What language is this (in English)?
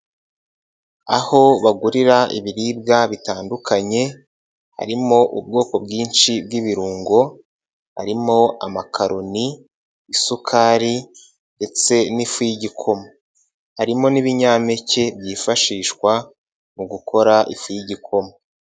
Kinyarwanda